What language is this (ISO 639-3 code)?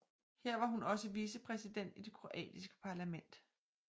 dan